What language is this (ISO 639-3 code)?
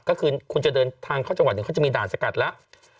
tha